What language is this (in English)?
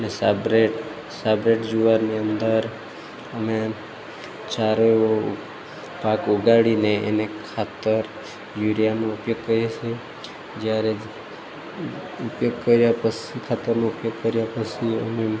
Gujarati